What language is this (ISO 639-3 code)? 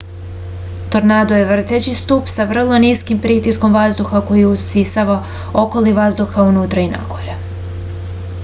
srp